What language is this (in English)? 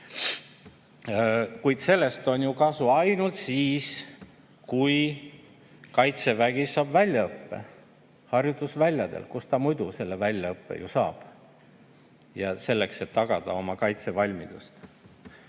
Estonian